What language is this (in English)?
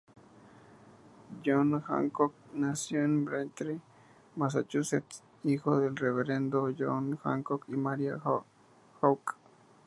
Spanish